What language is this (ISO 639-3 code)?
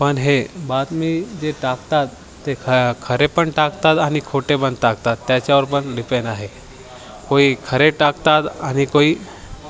mar